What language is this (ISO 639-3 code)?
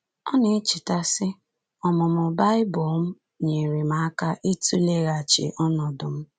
ibo